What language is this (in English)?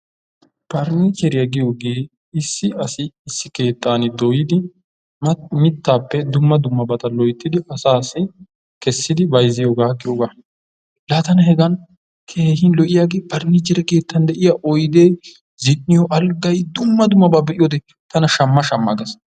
Wolaytta